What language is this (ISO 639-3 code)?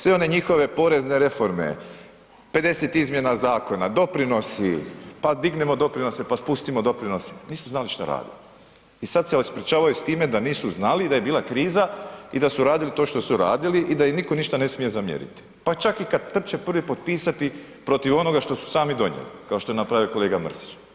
hrv